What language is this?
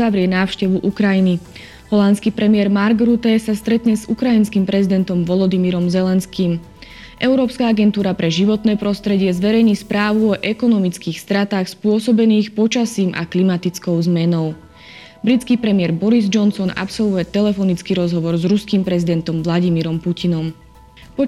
Slovak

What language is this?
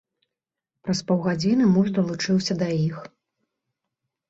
Belarusian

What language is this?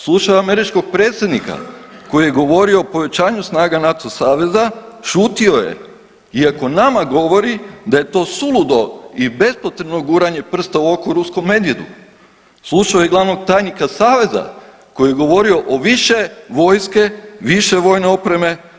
Croatian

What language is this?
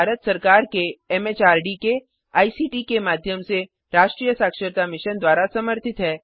Hindi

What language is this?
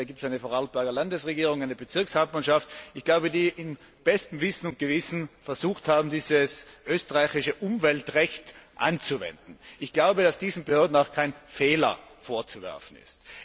German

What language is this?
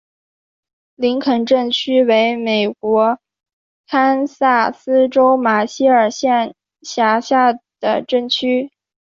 Chinese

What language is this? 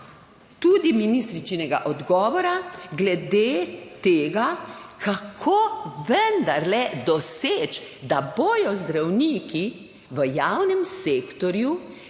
Slovenian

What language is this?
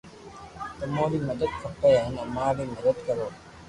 Loarki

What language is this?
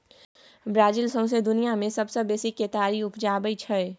Maithili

